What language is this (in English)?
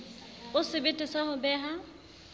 Southern Sotho